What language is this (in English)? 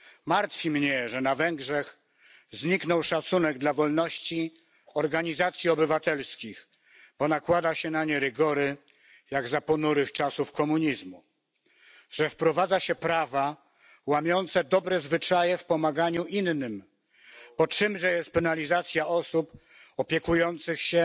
Polish